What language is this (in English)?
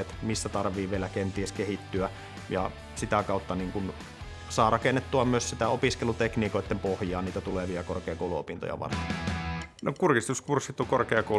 Finnish